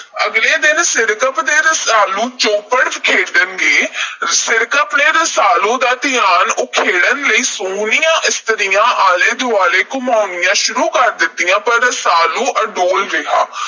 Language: Punjabi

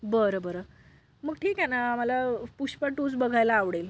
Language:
Marathi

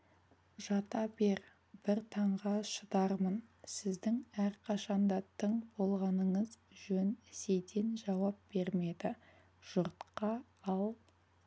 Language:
Kazakh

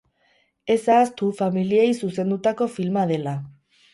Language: Basque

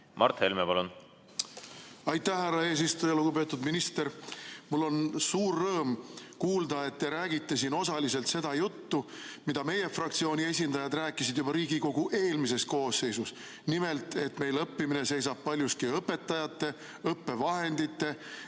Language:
Estonian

